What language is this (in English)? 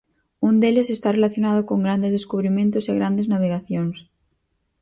Galician